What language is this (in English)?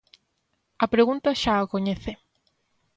Galician